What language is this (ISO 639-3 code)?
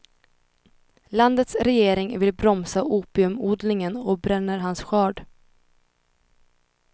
swe